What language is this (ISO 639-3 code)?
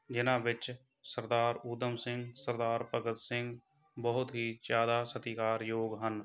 pan